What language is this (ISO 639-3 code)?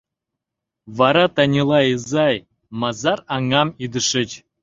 chm